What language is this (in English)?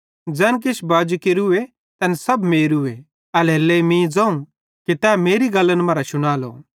Bhadrawahi